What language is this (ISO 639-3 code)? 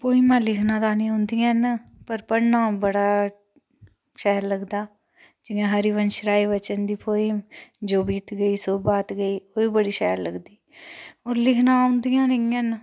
doi